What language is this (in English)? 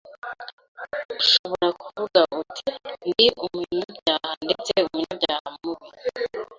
Kinyarwanda